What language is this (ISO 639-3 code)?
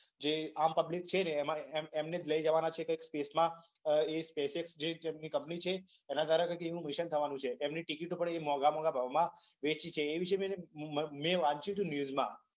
guj